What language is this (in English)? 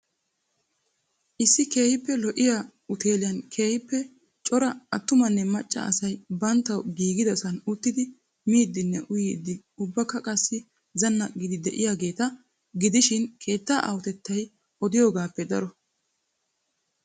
Wolaytta